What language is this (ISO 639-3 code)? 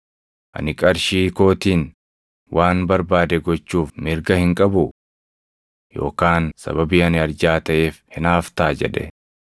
orm